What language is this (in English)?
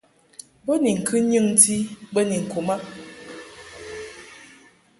Mungaka